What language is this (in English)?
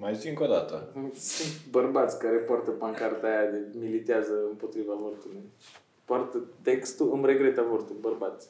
Romanian